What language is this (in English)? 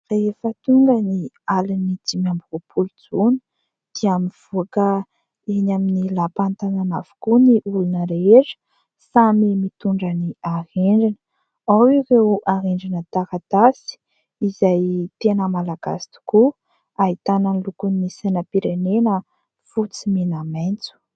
Malagasy